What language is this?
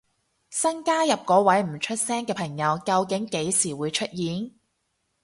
Cantonese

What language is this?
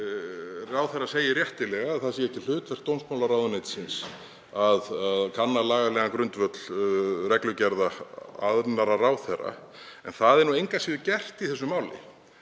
Icelandic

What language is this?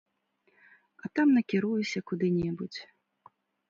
Belarusian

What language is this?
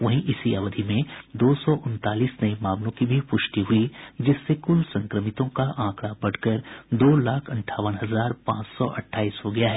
Hindi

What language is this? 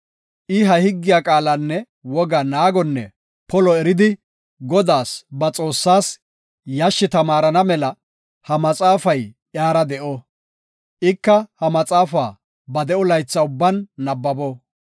Gofa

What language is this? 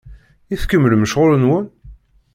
Kabyle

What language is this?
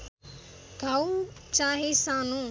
Nepali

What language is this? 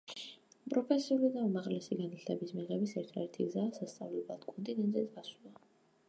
Georgian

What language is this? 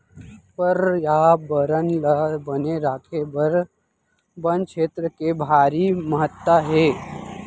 Chhattisgarhi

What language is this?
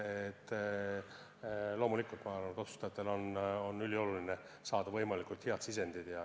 Estonian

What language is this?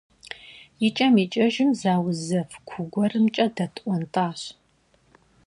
Kabardian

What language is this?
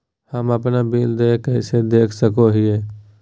Magahi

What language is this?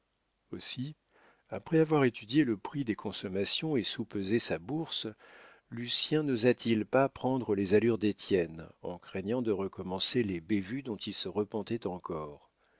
French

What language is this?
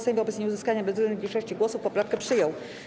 Polish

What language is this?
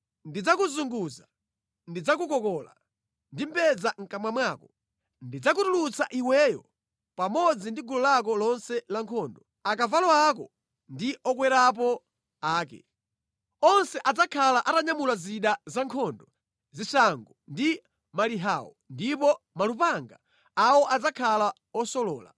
Nyanja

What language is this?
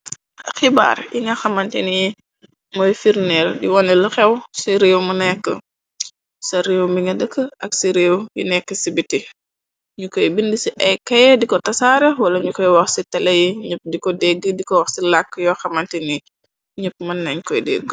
Wolof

